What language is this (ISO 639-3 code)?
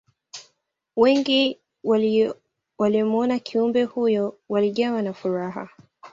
swa